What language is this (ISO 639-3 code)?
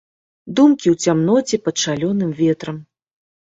bel